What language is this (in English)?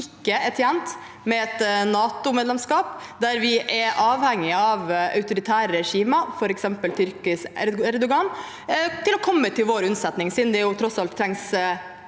Norwegian